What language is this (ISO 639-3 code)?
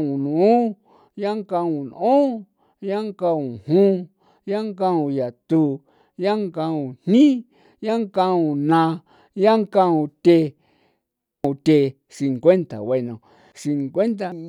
pow